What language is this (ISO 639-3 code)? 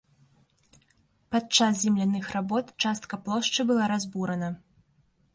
bel